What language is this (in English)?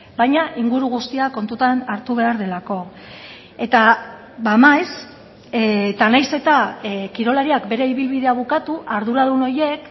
Basque